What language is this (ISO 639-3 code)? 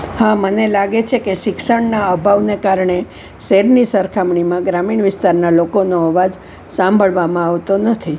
guj